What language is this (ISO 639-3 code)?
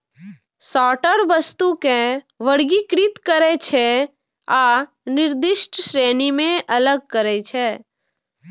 mai